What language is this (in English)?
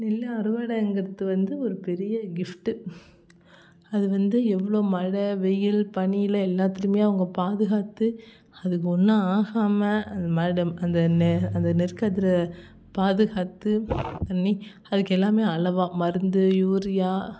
Tamil